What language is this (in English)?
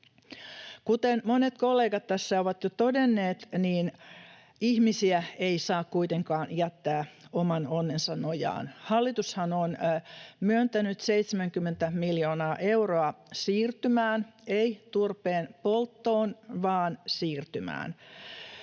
Finnish